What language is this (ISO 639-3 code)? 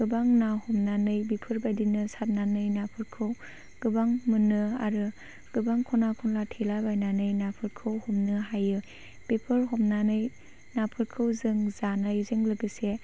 brx